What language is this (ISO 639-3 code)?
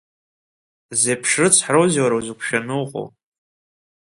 abk